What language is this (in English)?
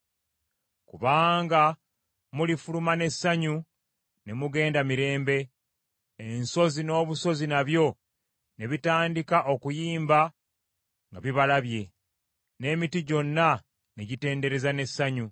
Ganda